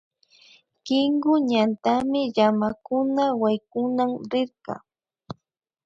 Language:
Imbabura Highland Quichua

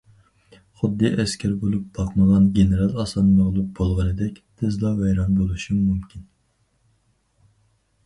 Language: Uyghur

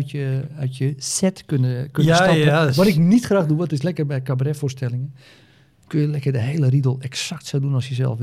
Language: Dutch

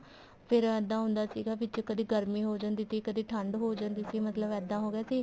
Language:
Punjabi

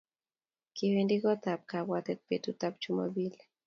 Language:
Kalenjin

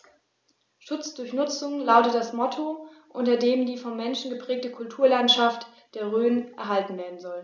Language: German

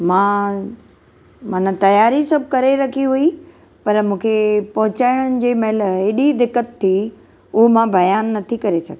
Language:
Sindhi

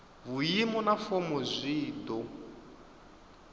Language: Venda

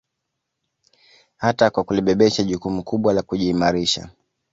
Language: Swahili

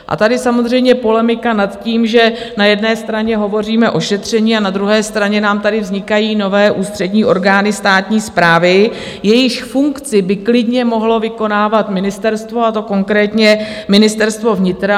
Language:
Czech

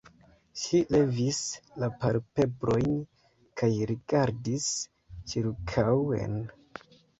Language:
Esperanto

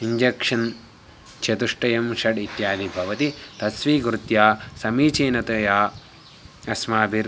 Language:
Sanskrit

